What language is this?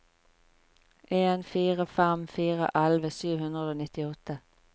Norwegian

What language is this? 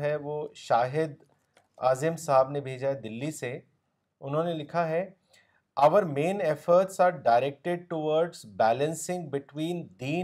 Urdu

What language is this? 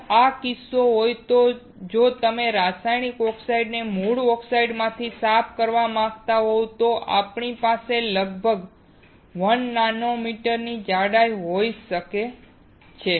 Gujarati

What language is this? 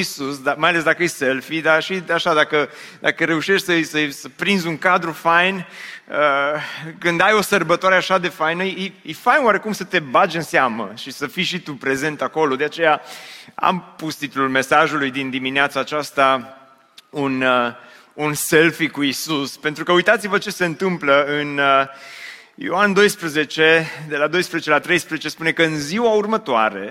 Romanian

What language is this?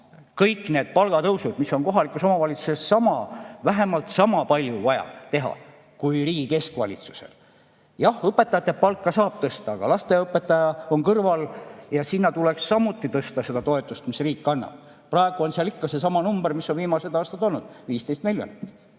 Estonian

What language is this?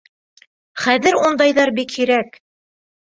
Bashkir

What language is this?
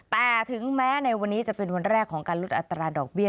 Thai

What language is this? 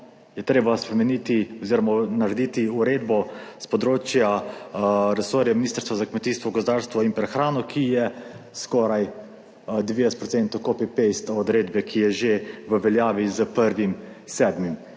Slovenian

